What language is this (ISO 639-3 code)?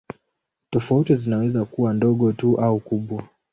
swa